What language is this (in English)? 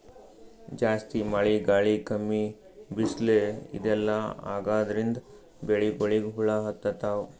Kannada